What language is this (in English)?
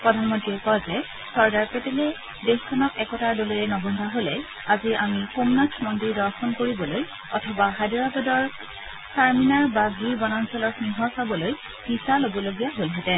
Assamese